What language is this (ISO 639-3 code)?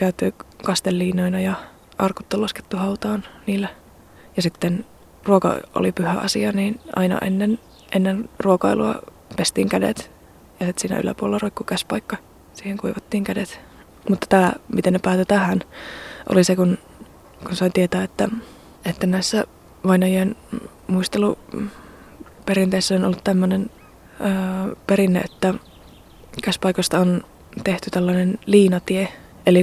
fin